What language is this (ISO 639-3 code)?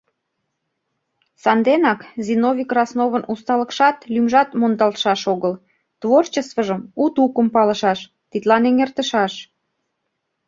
chm